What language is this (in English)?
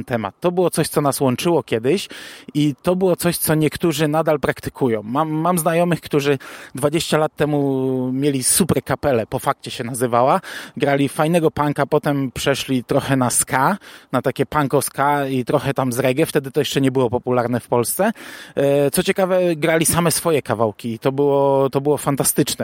Polish